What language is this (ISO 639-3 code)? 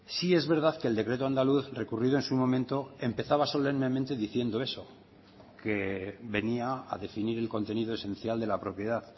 spa